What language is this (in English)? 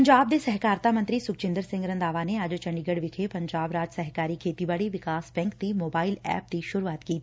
Punjabi